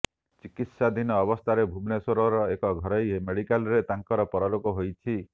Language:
Odia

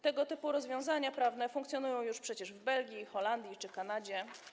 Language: Polish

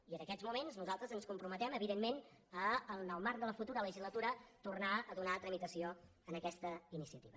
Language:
Catalan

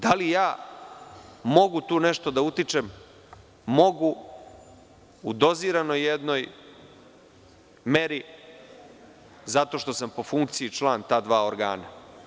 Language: Serbian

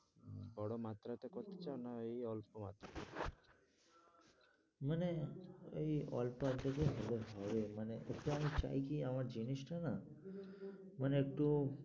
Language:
Bangla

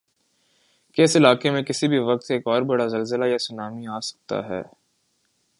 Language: Urdu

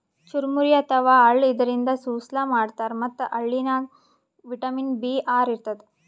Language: Kannada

